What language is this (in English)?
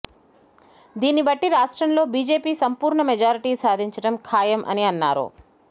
Telugu